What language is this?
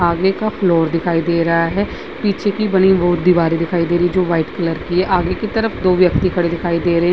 Hindi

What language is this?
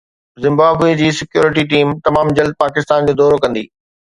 Sindhi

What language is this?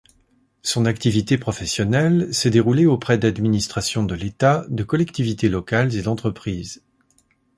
French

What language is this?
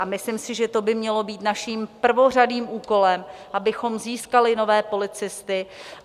Czech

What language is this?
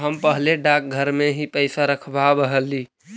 Magahi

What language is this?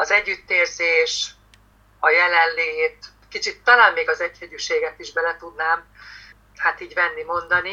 Hungarian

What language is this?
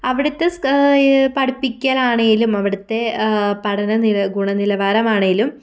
Malayalam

